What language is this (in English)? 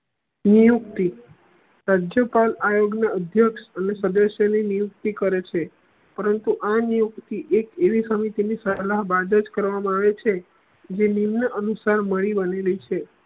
Gujarati